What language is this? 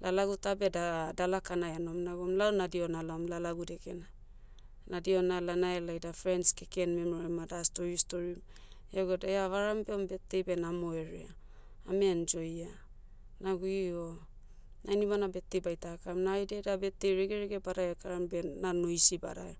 Motu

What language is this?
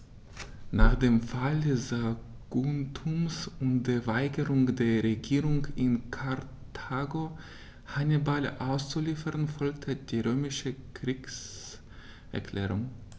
German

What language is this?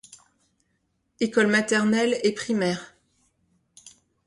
French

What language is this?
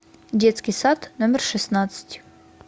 Russian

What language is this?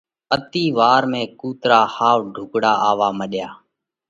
Parkari Koli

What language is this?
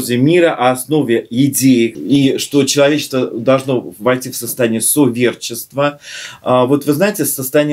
Russian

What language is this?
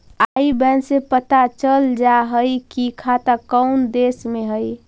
Magahi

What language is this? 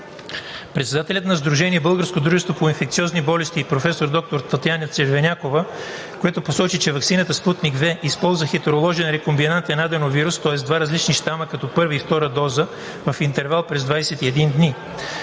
Bulgarian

